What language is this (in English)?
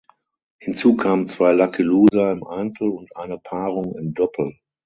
German